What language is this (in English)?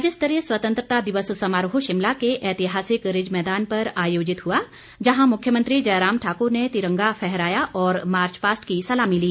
Hindi